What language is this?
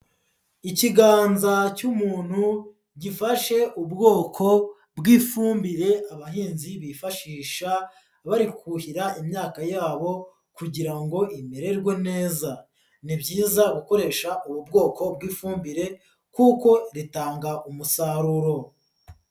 Kinyarwanda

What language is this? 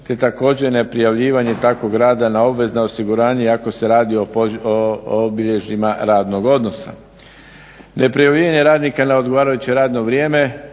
Croatian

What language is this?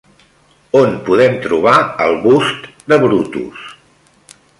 Catalan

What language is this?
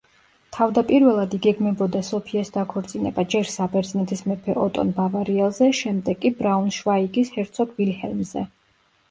Georgian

